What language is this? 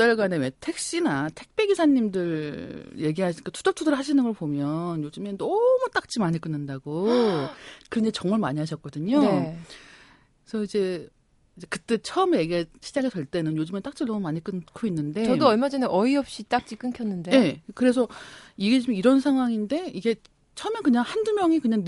Korean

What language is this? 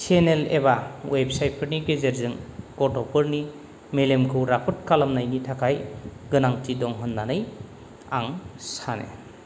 Bodo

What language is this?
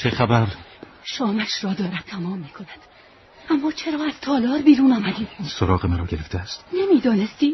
Persian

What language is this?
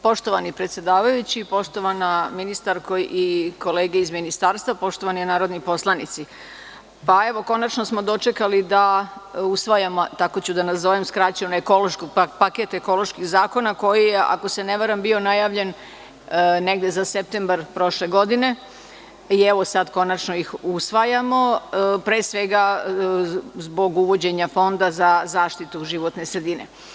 Serbian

